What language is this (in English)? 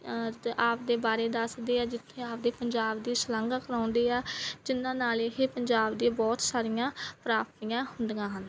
Punjabi